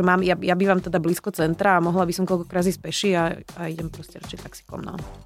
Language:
Slovak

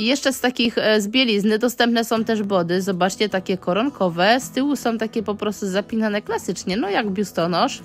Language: Polish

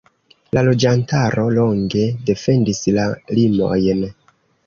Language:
Esperanto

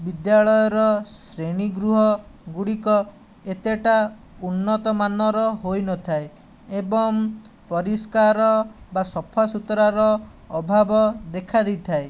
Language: Odia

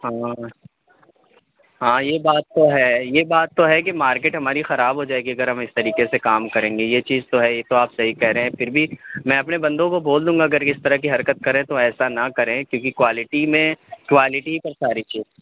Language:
Urdu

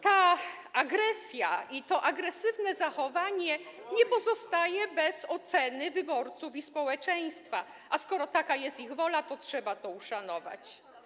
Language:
Polish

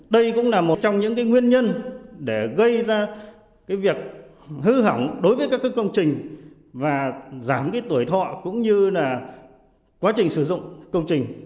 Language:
Vietnamese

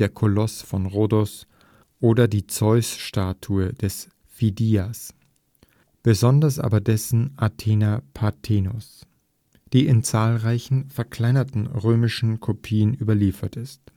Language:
German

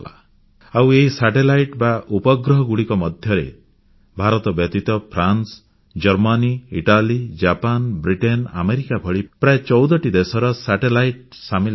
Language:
Odia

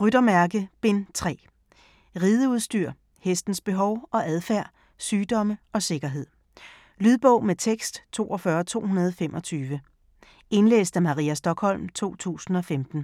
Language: Danish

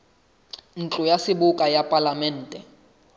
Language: Southern Sotho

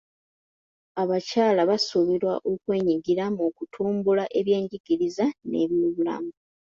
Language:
Ganda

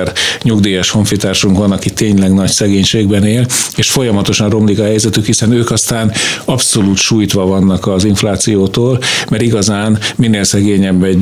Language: Hungarian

